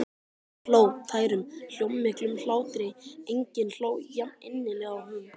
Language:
Icelandic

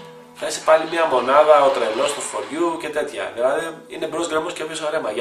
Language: Greek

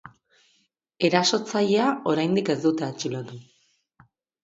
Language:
Basque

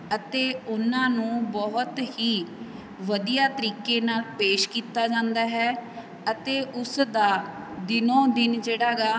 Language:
Punjabi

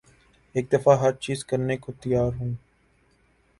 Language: Urdu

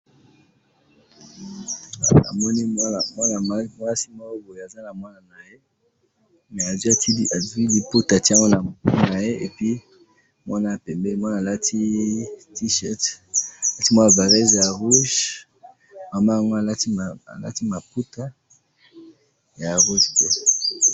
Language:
Lingala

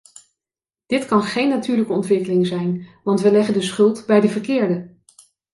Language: Dutch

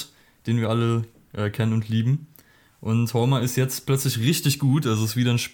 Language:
German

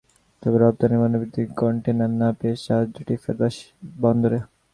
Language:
Bangla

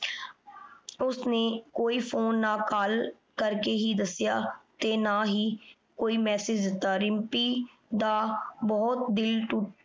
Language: Punjabi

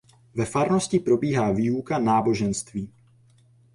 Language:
Czech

